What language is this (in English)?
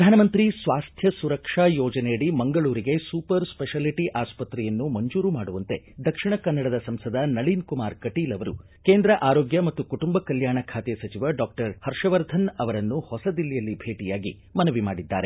Kannada